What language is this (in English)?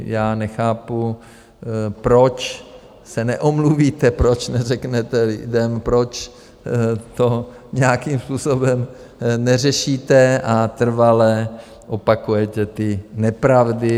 Czech